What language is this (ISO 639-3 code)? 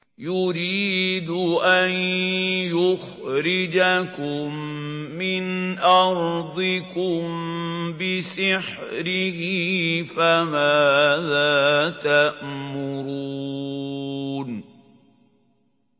ara